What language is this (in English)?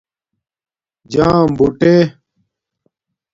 Domaaki